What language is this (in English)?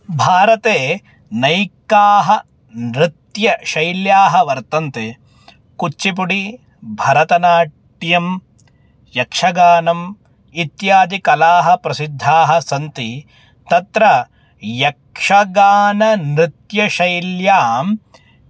Sanskrit